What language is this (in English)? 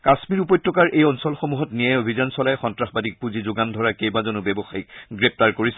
Assamese